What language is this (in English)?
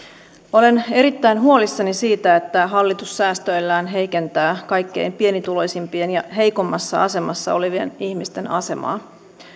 Finnish